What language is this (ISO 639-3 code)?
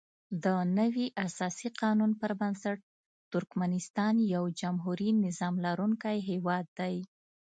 pus